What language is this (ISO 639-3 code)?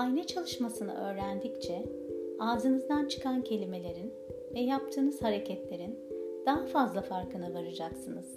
tur